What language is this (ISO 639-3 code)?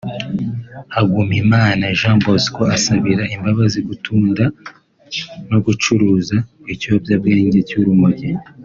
kin